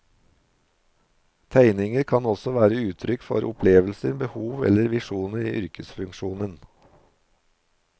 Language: Norwegian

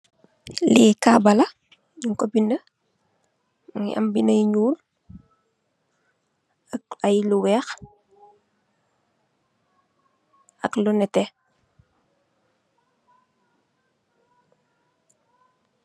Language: Wolof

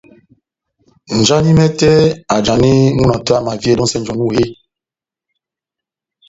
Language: Batanga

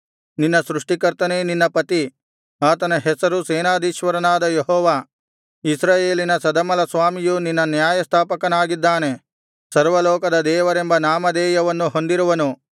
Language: Kannada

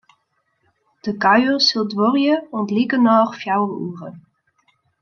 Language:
Western Frisian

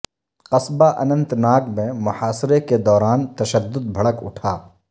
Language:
Urdu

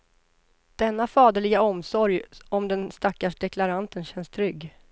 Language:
Swedish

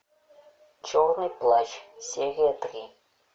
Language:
Russian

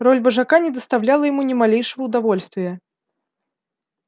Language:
Russian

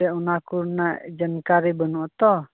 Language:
Santali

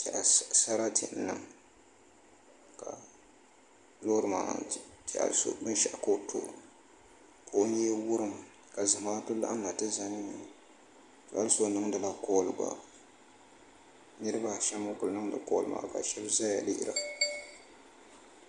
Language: Dagbani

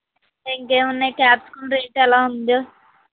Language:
Telugu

